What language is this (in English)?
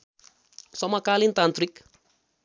Nepali